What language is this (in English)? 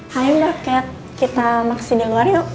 Indonesian